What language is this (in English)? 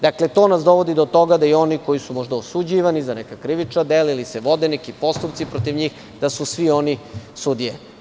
Serbian